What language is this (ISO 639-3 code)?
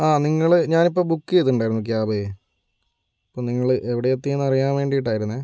mal